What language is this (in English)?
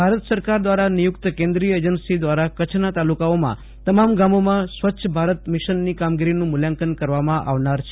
Gujarati